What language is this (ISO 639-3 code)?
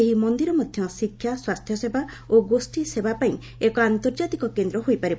ori